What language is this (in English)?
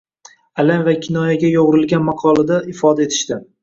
Uzbek